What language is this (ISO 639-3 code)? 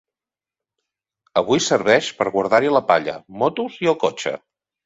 cat